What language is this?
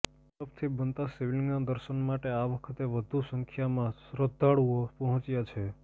Gujarati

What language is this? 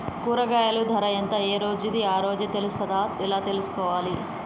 Telugu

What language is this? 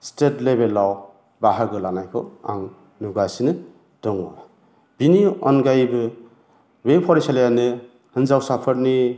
Bodo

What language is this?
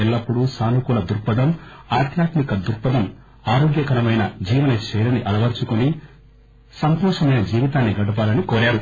Telugu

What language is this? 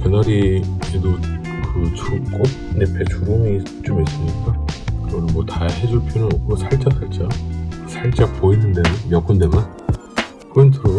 Korean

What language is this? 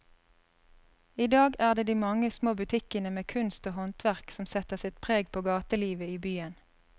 Norwegian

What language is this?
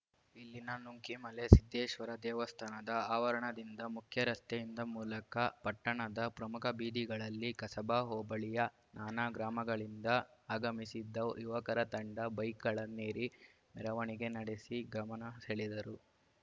Kannada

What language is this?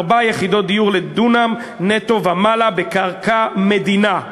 Hebrew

